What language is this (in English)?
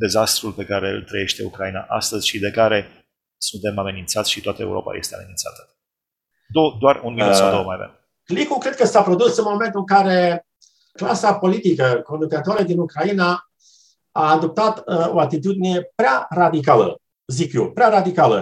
Romanian